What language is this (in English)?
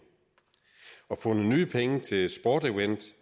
Danish